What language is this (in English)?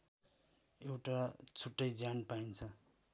Nepali